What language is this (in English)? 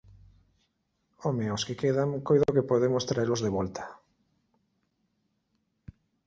Galician